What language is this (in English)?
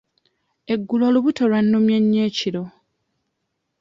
Ganda